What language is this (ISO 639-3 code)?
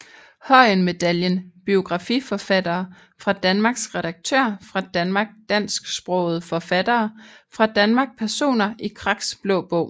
dan